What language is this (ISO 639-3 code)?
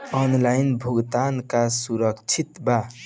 bho